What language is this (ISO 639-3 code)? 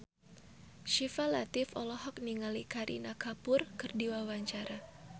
sun